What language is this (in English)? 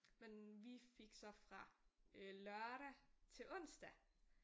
Danish